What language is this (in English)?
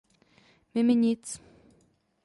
Czech